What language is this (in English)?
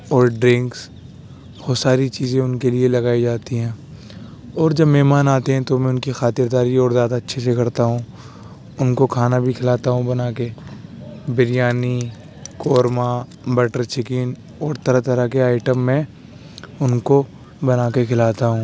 Urdu